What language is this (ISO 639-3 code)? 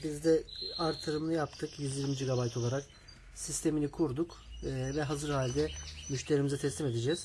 tur